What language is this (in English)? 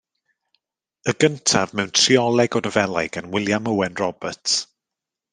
Welsh